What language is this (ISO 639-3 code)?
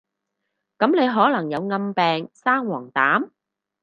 yue